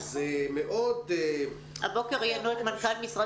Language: Hebrew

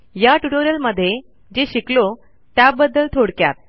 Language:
Marathi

